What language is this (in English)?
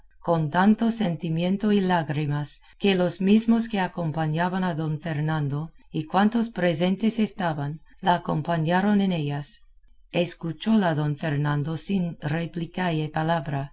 Spanish